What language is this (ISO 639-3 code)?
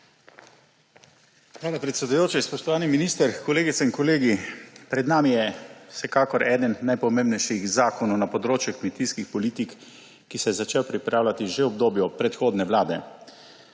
slv